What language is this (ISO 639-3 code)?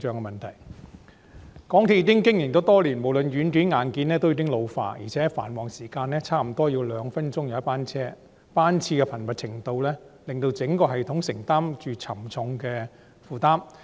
yue